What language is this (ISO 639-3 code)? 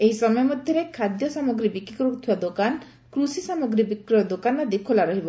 ori